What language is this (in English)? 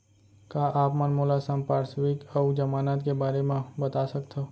Chhattisgarhi